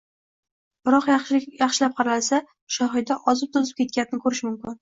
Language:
Uzbek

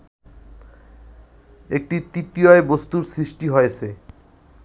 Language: Bangla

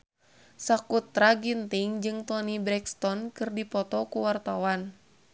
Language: Sundanese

